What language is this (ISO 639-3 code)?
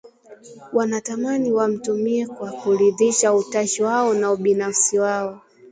swa